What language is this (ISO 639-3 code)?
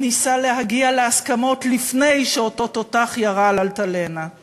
heb